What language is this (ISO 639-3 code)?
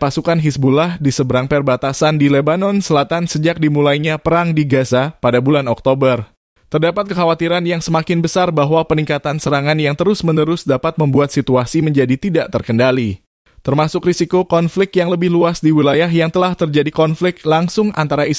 ind